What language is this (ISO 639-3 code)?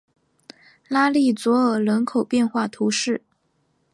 zho